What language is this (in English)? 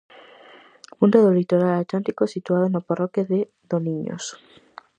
Galician